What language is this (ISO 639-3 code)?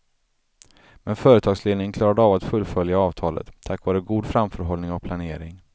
swe